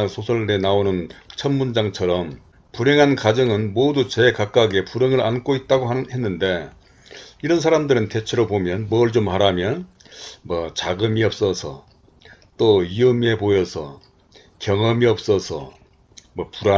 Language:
Korean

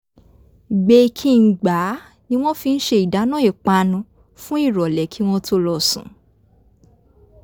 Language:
Yoruba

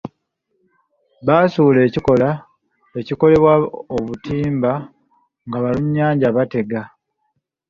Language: Ganda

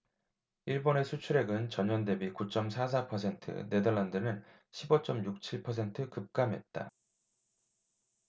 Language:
Korean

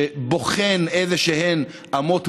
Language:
Hebrew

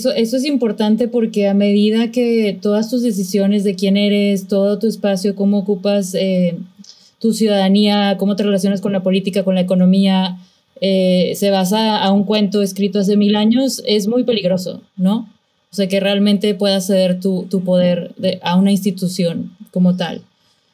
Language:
Spanish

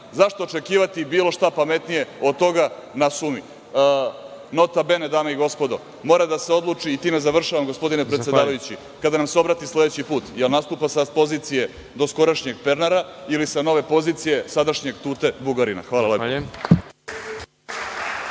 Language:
Serbian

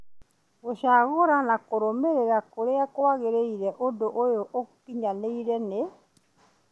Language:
Kikuyu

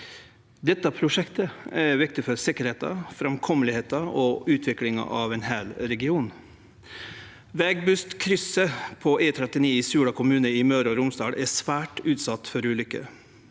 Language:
Norwegian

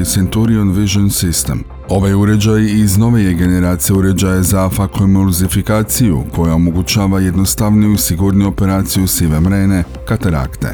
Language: Croatian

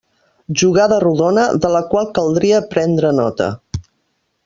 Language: Catalan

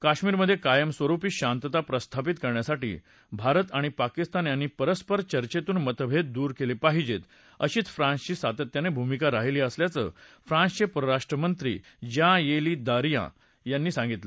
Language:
Marathi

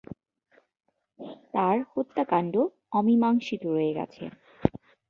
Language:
Bangla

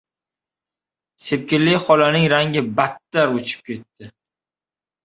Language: Uzbek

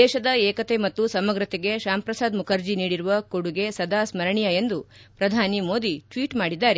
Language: Kannada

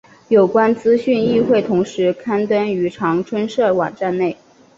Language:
Chinese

